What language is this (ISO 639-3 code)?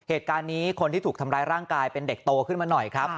tha